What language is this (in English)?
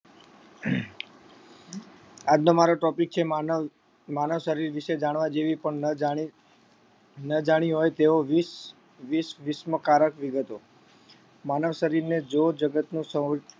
Gujarati